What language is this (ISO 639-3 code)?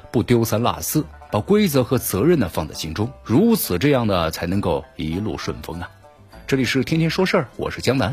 zho